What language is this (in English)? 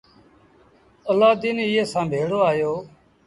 Sindhi Bhil